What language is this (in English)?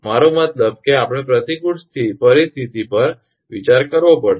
Gujarati